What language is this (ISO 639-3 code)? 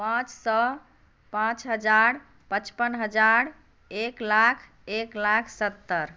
mai